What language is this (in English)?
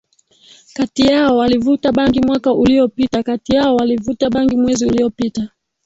Swahili